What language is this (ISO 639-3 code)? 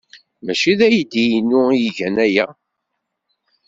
kab